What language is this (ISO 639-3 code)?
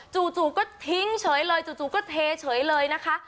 tha